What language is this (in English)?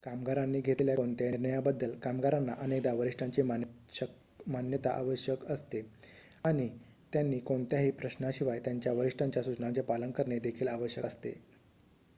Marathi